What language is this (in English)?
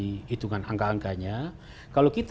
Indonesian